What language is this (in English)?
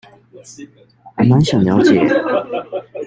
Chinese